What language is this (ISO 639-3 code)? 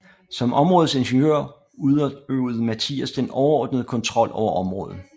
dan